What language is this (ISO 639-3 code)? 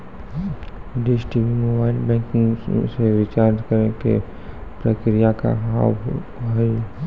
mai